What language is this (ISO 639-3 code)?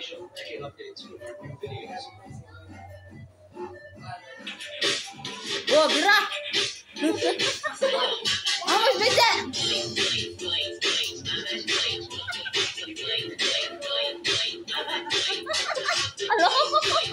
ind